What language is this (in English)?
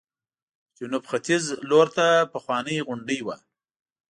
Pashto